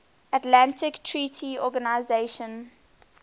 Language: English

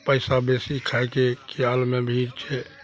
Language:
Maithili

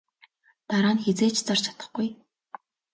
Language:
Mongolian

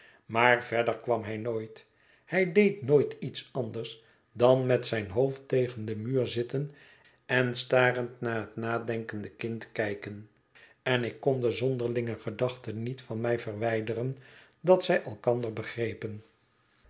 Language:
Dutch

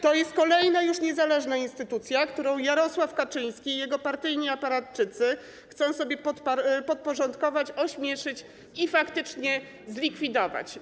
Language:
Polish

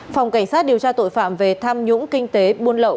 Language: Vietnamese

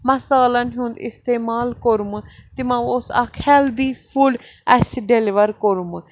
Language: Kashmiri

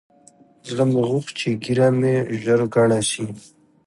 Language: Pashto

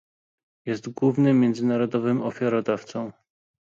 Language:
Polish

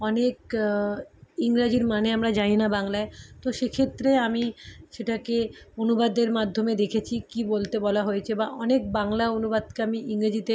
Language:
Bangla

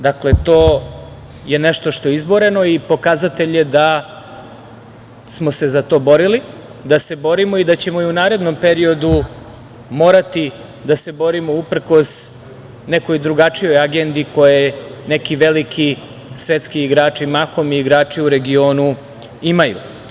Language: Serbian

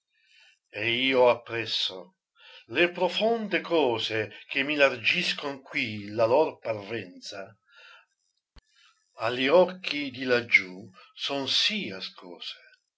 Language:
Italian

